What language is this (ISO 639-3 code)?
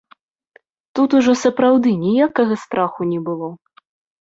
bel